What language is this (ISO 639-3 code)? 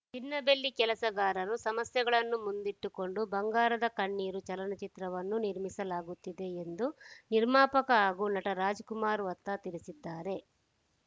kan